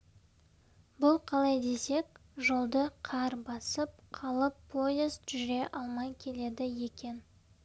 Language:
Kazakh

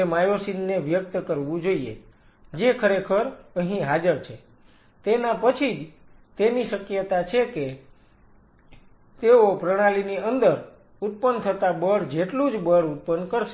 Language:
Gujarati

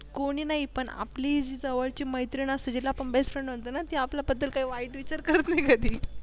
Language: Marathi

